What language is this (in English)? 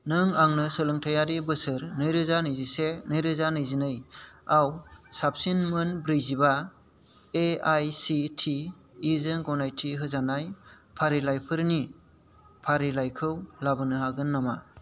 Bodo